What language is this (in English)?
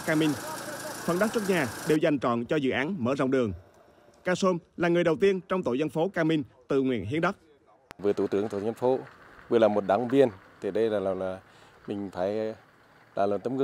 Vietnamese